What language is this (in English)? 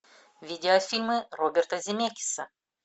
Russian